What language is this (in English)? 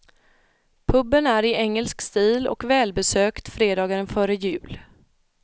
Swedish